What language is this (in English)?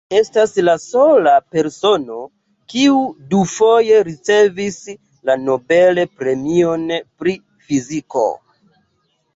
Esperanto